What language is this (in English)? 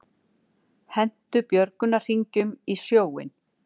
Icelandic